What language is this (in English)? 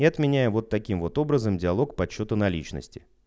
Russian